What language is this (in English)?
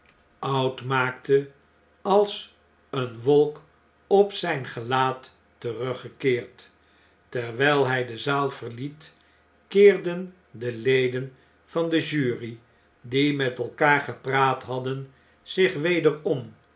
Dutch